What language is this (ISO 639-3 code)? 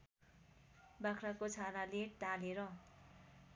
nep